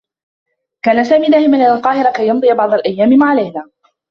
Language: Arabic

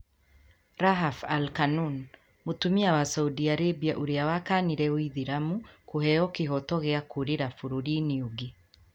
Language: Kikuyu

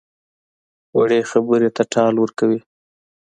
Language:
Pashto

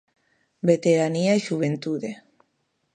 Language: Galician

